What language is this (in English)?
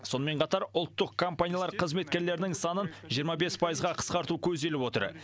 Kazakh